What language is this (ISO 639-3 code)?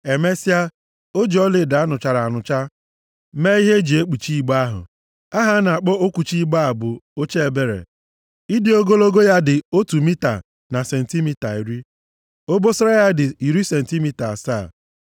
ibo